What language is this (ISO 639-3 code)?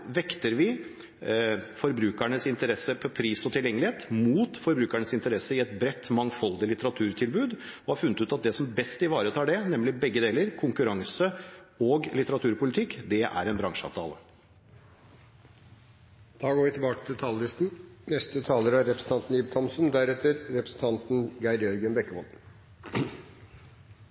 nor